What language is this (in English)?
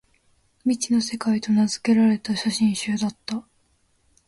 Japanese